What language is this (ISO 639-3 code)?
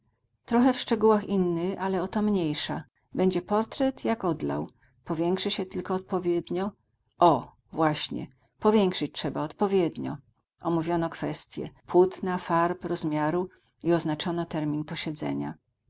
pol